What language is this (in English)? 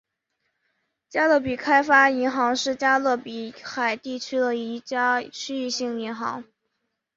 Chinese